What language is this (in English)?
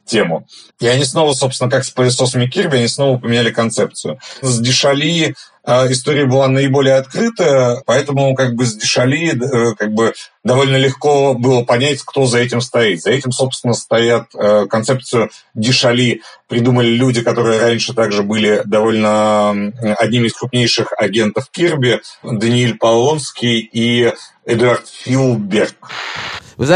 Russian